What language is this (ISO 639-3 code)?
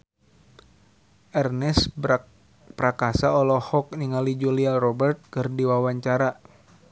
sun